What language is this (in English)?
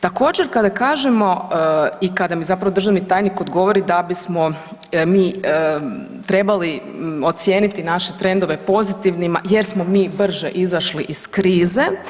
Croatian